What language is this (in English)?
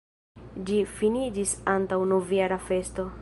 Esperanto